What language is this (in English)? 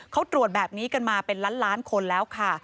Thai